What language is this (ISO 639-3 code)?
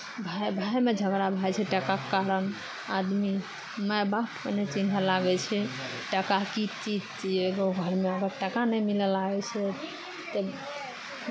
mai